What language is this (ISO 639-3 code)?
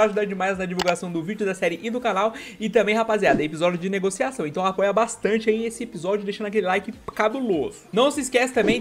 por